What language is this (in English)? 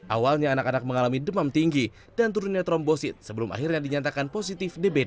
Indonesian